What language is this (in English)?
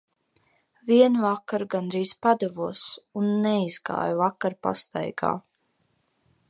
Latvian